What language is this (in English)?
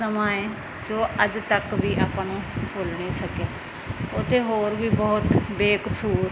Punjabi